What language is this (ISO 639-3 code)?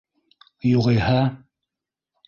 bak